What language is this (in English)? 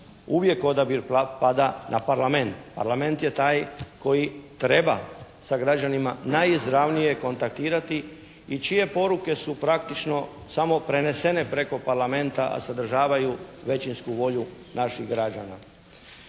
Croatian